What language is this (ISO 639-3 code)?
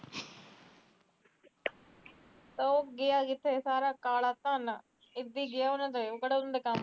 pan